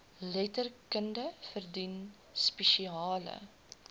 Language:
Afrikaans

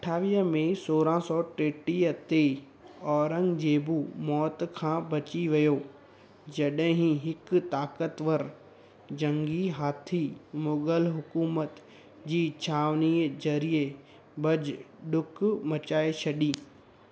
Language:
Sindhi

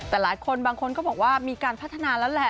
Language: Thai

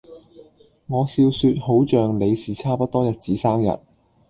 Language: Cantonese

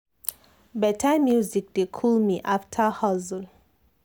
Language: Nigerian Pidgin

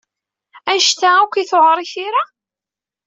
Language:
Kabyle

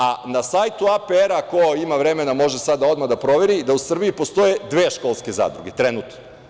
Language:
Serbian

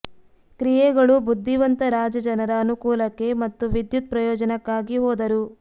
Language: Kannada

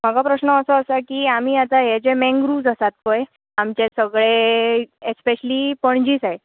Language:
Konkani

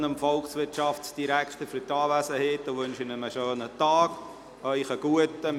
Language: Swiss German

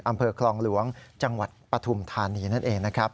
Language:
Thai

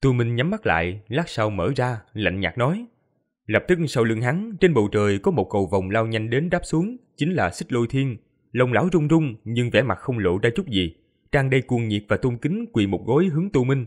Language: Vietnamese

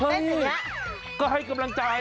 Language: Thai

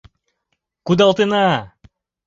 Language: Mari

